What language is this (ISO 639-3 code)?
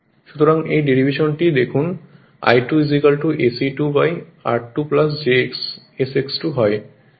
ben